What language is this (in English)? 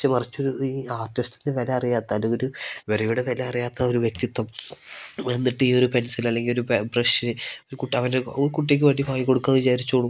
Malayalam